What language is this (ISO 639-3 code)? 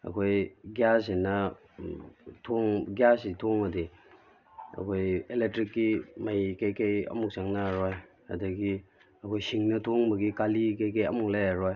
mni